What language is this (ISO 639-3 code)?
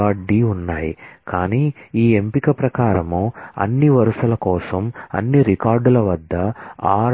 tel